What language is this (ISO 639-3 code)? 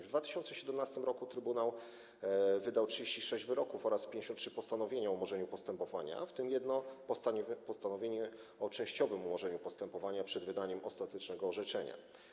pol